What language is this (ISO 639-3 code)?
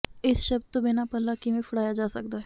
pan